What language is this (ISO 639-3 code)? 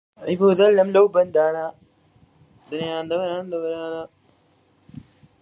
ckb